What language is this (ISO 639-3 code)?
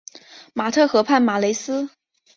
zho